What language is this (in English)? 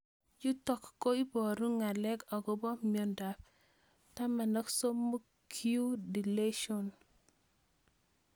Kalenjin